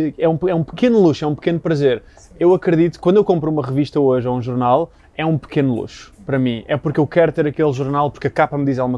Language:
Portuguese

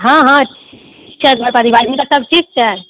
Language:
Maithili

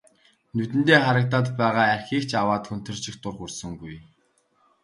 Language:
Mongolian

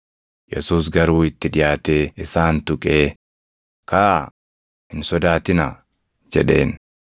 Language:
Oromo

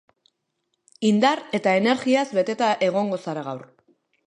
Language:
Basque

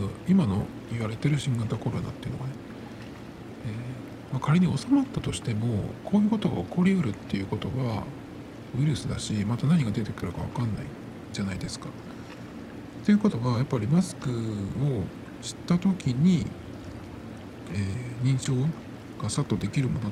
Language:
Japanese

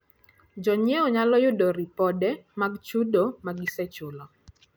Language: Luo (Kenya and Tanzania)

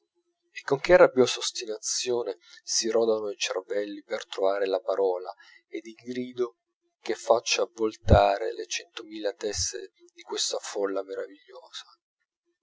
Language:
Italian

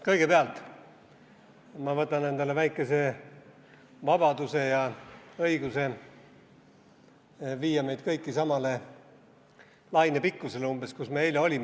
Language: Estonian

